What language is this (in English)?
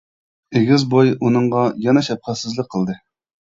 Uyghur